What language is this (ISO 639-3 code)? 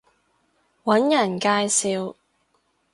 yue